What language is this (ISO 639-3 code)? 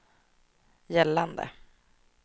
swe